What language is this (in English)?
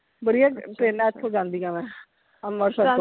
Punjabi